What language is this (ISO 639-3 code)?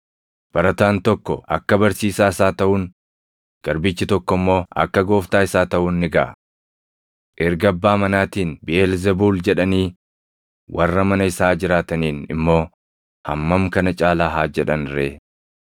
orm